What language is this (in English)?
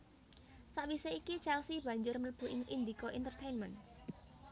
Javanese